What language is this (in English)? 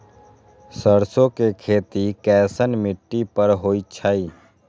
Magahi